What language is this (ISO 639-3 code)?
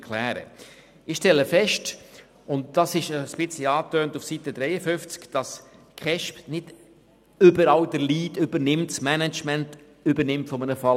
gsw